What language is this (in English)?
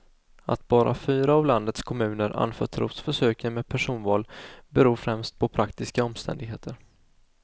Swedish